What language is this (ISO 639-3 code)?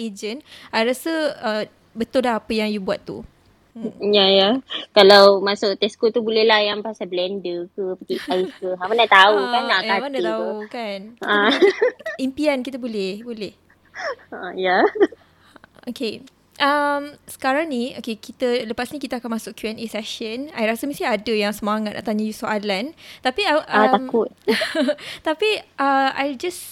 msa